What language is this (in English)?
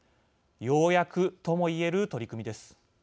Japanese